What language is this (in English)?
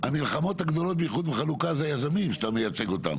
Hebrew